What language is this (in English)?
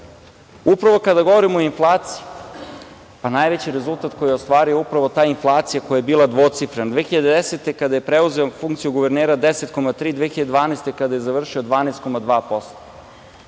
Serbian